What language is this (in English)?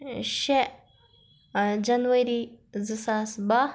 Kashmiri